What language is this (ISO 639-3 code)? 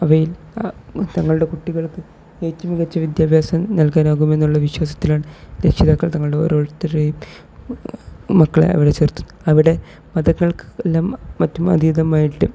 mal